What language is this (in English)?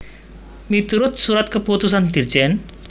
Javanese